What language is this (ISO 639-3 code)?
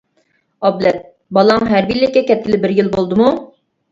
uig